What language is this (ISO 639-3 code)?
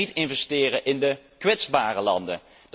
nld